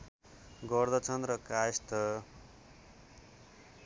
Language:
Nepali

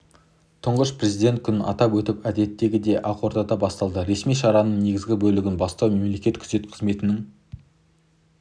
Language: Kazakh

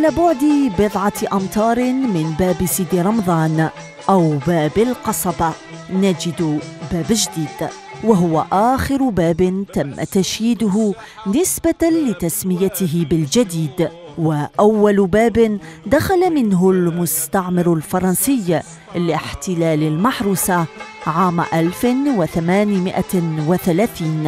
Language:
Arabic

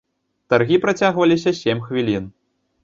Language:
Belarusian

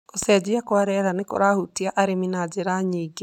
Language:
Kikuyu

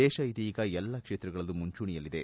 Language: Kannada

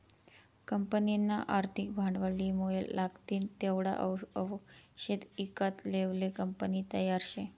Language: Marathi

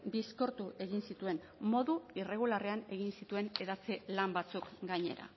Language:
Basque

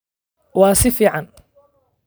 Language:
Somali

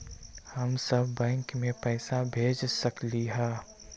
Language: Magahi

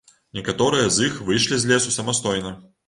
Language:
Belarusian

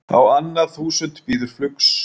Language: Icelandic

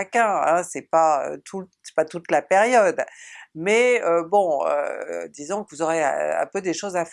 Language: French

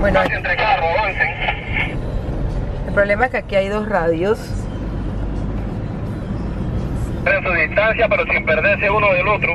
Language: Spanish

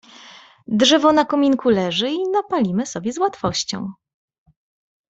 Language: Polish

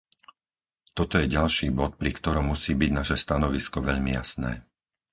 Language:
Slovak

